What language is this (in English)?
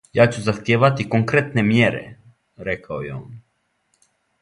Serbian